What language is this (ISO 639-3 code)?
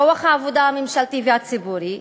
heb